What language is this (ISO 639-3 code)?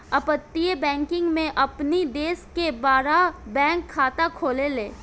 bho